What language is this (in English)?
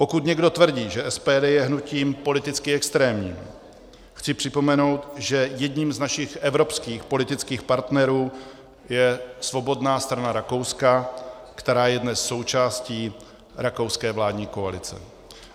Czech